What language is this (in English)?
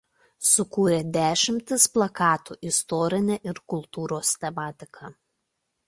Lithuanian